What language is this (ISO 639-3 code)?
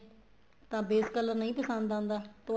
pan